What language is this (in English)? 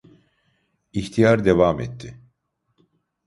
Turkish